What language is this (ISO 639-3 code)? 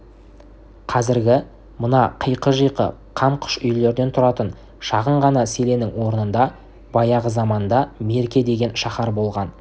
kaz